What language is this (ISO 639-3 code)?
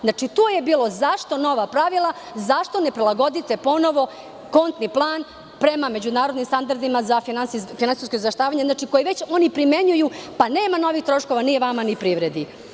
srp